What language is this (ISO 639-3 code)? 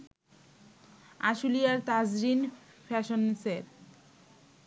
ben